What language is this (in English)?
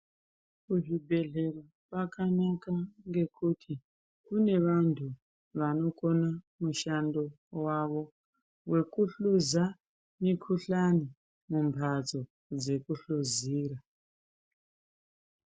Ndau